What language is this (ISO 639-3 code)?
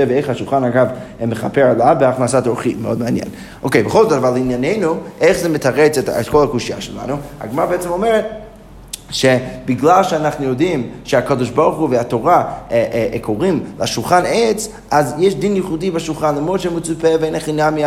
heb